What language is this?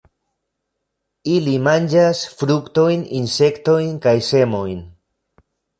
Esperanto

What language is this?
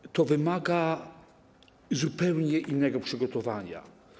Polish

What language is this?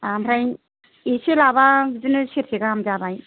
Bodo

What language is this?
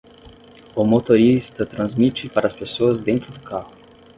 Portuguese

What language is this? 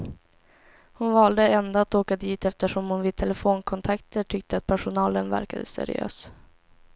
Swedish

